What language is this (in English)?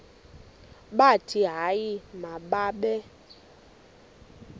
Xhosa